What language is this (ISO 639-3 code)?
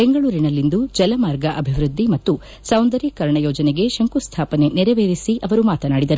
kan